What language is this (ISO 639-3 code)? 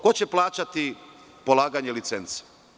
srp